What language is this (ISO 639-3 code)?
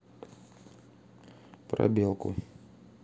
rus